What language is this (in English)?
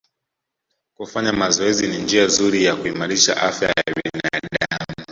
Swahili